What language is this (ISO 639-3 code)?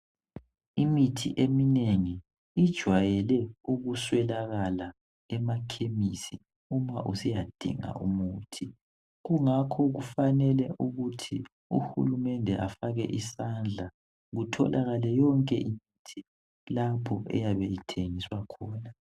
nde